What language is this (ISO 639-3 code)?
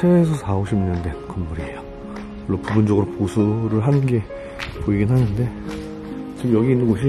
kor